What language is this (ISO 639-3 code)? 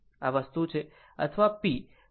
guj